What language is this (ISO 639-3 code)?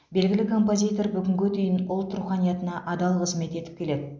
kaz